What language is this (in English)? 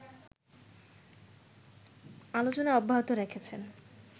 Bangla